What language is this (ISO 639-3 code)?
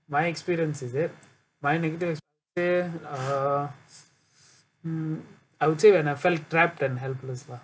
eng